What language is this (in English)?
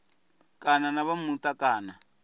Venda